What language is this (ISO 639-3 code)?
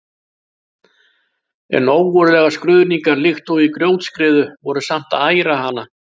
isl